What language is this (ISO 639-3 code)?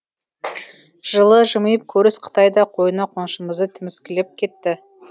kaz